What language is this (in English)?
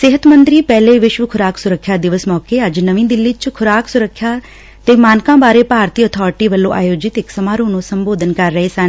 Punjabi